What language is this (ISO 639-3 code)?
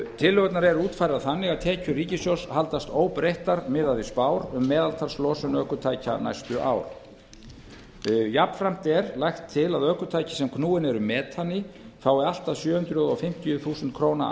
isl